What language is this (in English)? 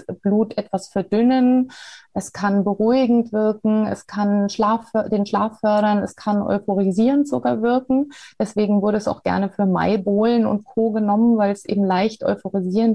German